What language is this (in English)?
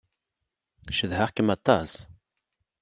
Kabyle